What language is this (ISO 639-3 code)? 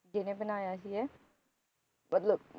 pan